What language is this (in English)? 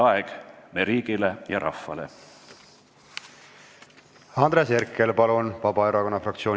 Estonian